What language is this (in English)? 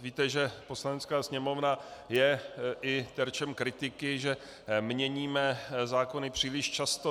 Czech